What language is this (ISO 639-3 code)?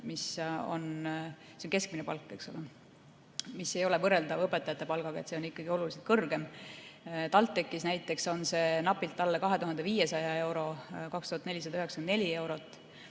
est